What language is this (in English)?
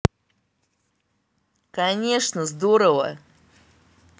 Russian